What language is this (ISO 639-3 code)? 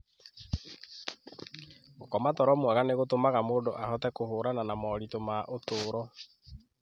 kik